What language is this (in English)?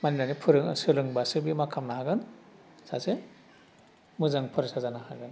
Bodo